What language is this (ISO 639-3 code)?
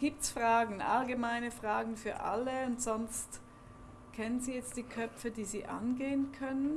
deu